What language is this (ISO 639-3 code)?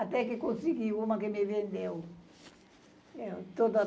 por